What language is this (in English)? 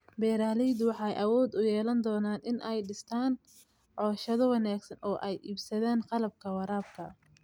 Somali